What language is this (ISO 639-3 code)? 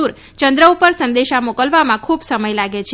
guj